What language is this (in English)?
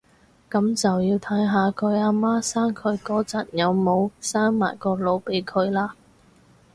Cantonese